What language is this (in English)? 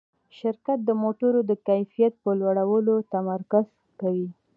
Pashto